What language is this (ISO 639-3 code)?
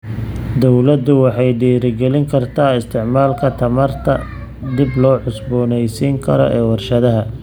som